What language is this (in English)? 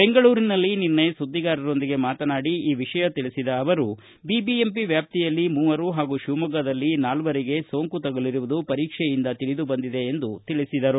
Kannada